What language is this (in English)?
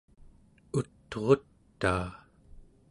Central Yupik